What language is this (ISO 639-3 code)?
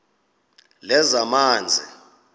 xho